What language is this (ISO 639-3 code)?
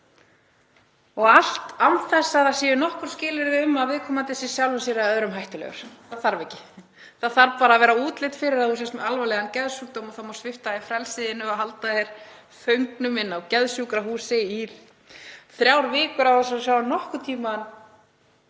isl